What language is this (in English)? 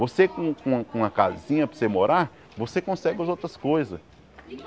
Portuguese